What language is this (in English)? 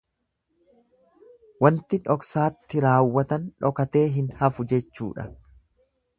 Oromo